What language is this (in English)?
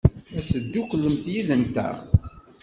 Kabyle